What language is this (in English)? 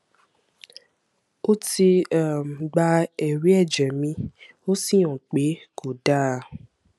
Yoruba